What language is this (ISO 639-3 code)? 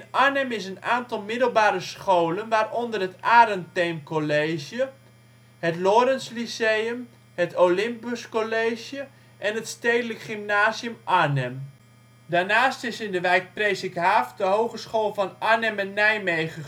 nld